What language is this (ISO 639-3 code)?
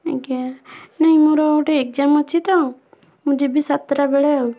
ori